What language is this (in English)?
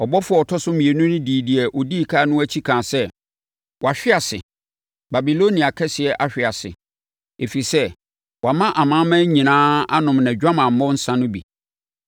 Akan